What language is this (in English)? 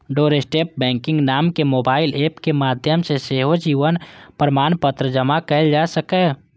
Maithili